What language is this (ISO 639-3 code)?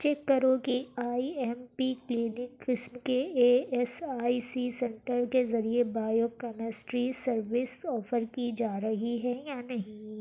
urd